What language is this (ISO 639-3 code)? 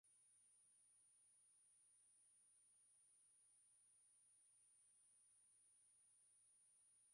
swa